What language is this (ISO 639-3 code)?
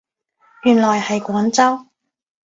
yue